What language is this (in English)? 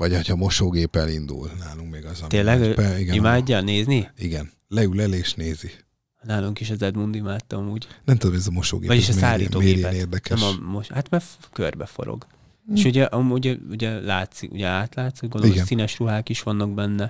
Hungarian